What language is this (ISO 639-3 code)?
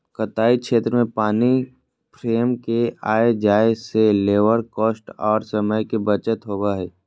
mag